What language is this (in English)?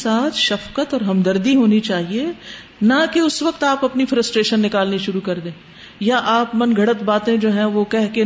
Urdu